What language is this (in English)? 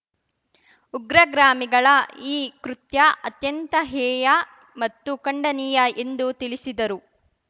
Kannada